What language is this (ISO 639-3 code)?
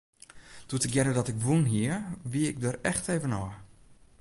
fry